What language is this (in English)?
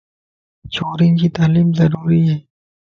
Lasi